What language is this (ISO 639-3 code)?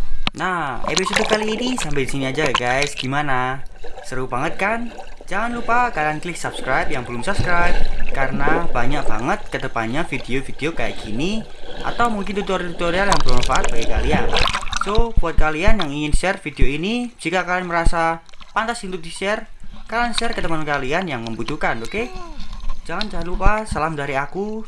ind